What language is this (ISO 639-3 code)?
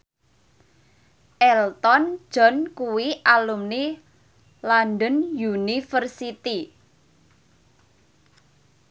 jav